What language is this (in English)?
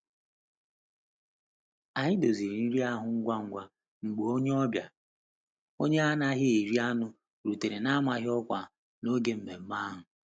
Igbo